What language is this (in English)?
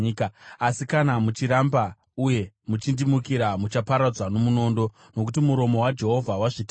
Shona